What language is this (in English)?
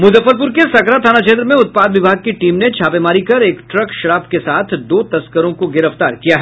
Hindi